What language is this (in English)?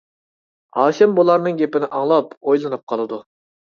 Uyghur